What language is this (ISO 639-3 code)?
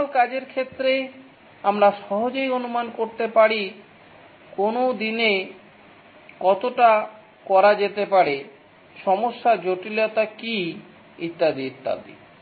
ben